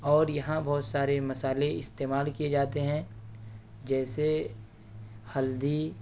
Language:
Urdu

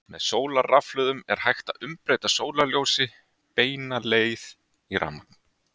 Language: Icelandic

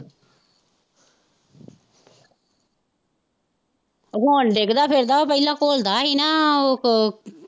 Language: Punjabi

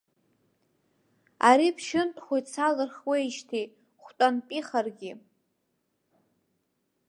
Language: Abkhazian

